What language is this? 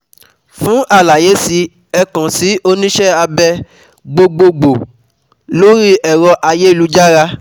Yoruba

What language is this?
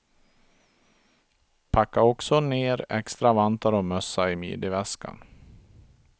Swedish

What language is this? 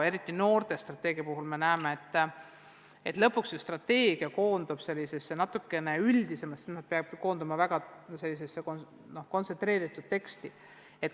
Estonian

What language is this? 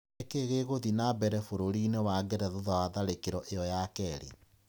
Kikuyu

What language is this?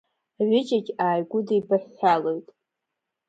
Abkhazian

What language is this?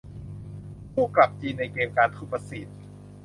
Thai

